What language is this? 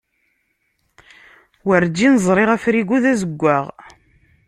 Kabyle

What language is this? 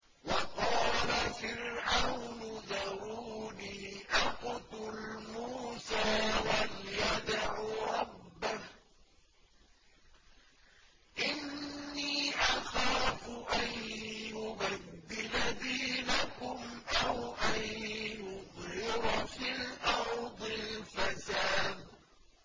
Arabic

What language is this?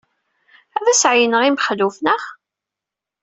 Kabyle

